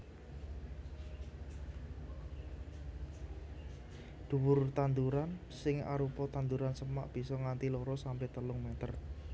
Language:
Javanese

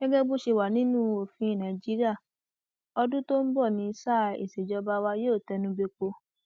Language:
Yoruba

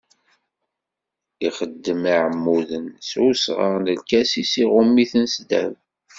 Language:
Kabyle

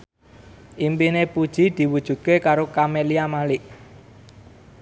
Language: Javanese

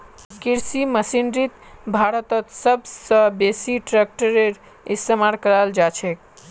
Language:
Magahi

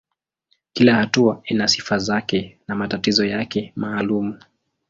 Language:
Swahili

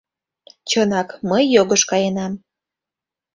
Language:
Mari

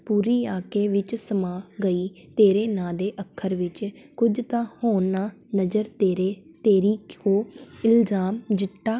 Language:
Punjabi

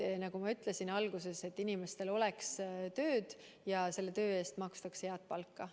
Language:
Estonian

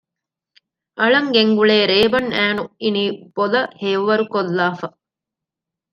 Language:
Divehi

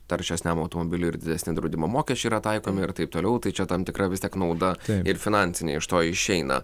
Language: Lithuanian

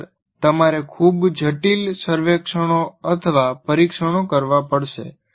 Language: Gujarati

